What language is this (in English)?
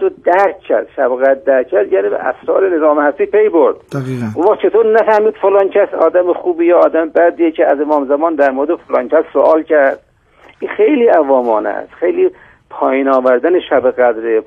Persian